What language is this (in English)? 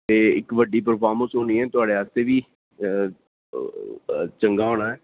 Dogri